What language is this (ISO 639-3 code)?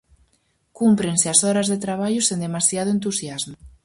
glg